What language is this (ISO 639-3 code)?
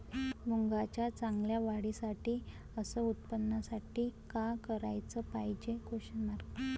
mar